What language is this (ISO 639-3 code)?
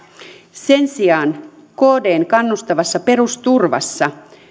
fin